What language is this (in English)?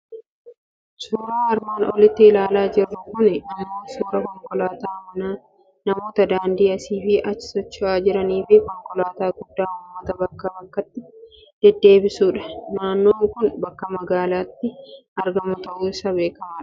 Oromo